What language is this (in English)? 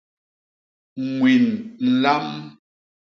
Basaa